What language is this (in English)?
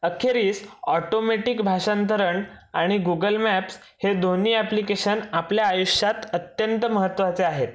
Marathi